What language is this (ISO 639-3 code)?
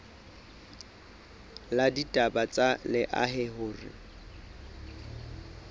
sot